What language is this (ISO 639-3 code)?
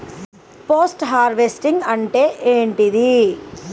tel